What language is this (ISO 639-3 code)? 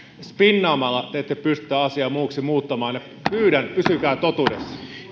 fin